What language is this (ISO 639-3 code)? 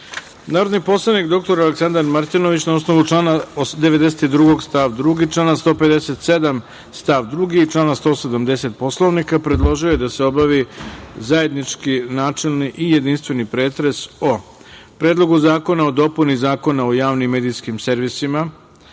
srp